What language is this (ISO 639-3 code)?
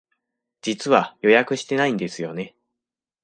jpn